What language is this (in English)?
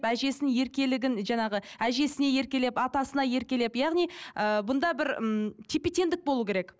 Kazakh